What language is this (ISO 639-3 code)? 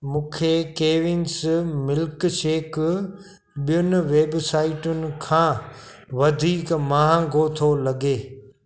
snd